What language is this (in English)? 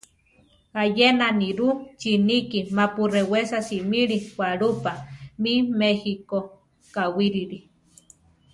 Central Tarahumara